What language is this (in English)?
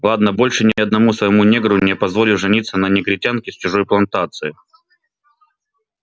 Russian